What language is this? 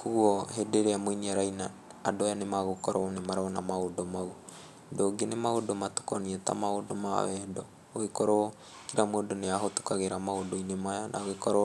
Kikuyu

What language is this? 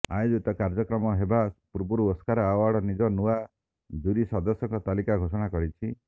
Odia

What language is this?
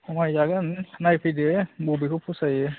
Bodo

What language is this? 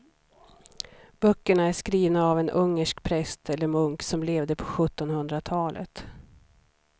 Swedish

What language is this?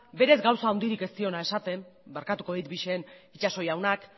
Basque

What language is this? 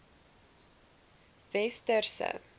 Afrikaans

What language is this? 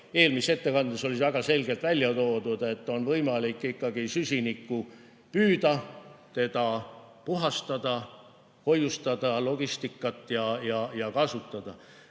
Estonian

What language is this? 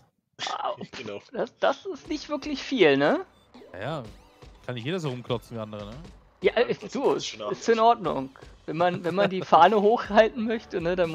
German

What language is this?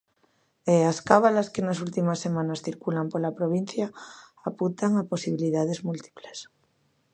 Galician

